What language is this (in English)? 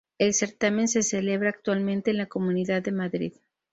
Spanish